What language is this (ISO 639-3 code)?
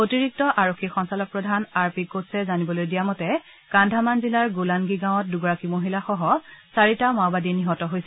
asm